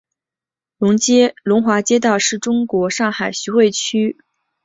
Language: Chinese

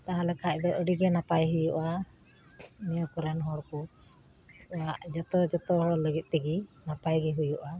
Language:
Santali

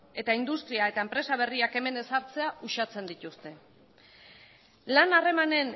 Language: Basque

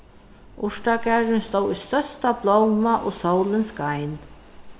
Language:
Faroese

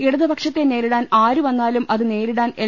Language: Malayalam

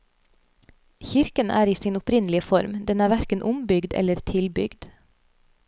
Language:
Norwegian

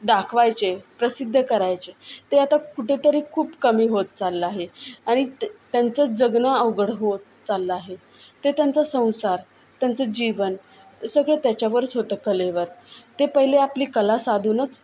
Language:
Marathi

